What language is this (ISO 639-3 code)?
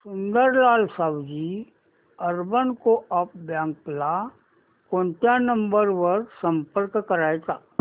mar